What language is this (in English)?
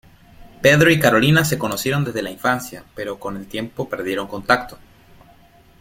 Spanish